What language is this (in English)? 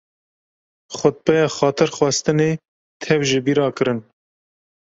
Kurdish